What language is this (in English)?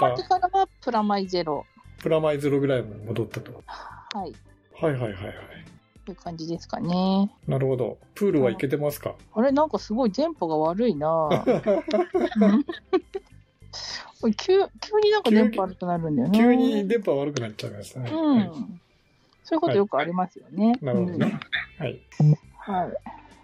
Japanese